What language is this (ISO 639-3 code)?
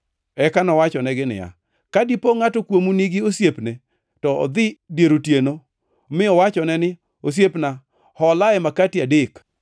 luo